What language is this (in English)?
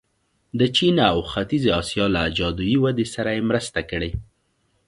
Pashto